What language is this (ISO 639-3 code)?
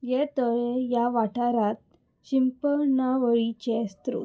kok